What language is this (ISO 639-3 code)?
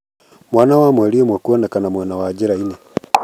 kik